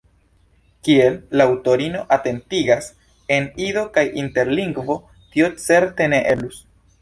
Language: Esperanto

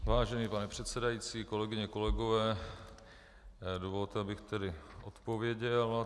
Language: Czech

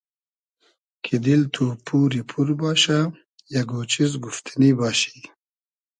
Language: Hazaragi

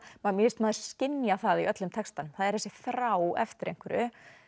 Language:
Icelandic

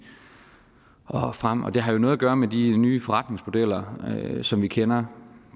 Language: Danish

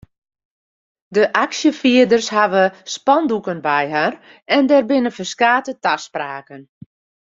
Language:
Western Frisian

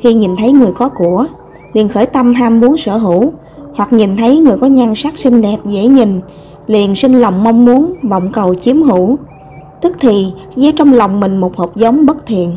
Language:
Vietnamese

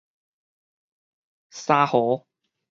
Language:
Min Nan Chinese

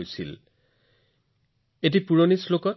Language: Assamese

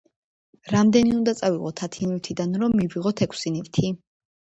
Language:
Georgian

